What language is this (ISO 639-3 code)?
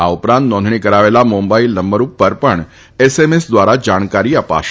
guj